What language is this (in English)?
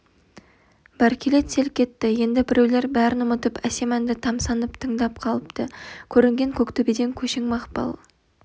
Kazakh